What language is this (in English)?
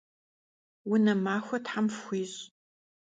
Kabardian